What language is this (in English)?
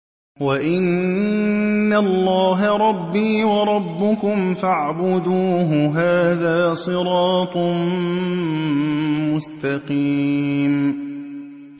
Arabic